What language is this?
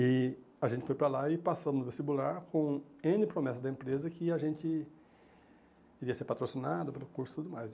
Portuguese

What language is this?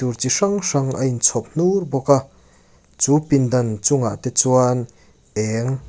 Mizo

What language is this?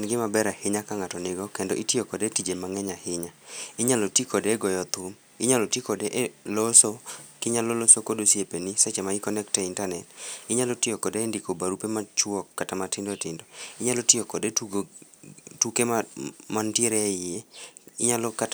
Luo (Kenya and Tanzania)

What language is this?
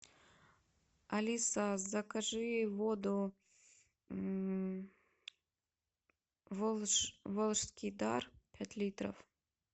Russian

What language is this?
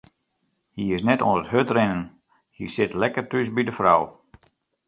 Western Frisian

